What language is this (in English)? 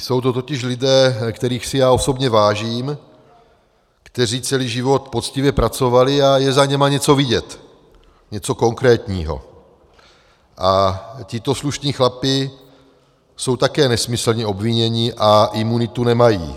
Czech